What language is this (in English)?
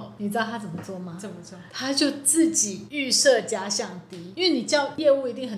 Chinese